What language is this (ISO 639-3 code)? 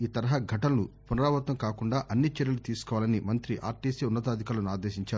tel